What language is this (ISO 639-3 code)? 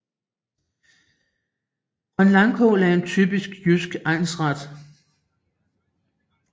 dan